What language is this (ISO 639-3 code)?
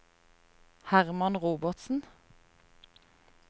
nor